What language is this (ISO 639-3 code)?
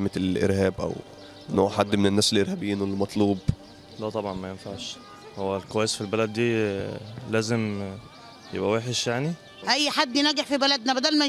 ara